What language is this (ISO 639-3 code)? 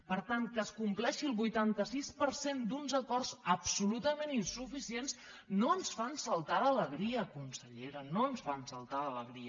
cat